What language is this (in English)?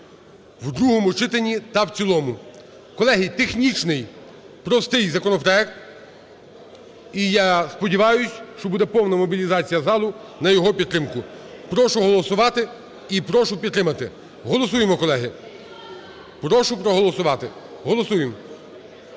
Ukrainian